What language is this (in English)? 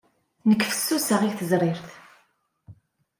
Kabyle